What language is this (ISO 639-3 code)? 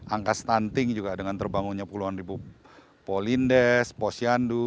ind